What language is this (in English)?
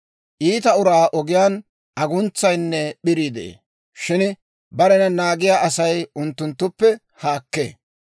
Dawro